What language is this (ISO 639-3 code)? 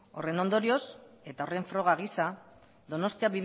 eus